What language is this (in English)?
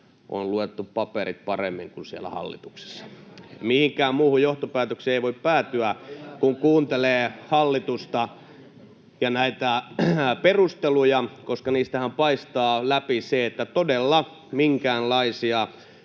Finnish